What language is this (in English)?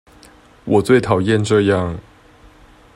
Chinese